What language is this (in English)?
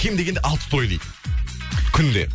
Kazakh